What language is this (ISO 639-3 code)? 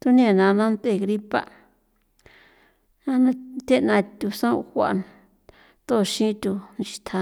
pow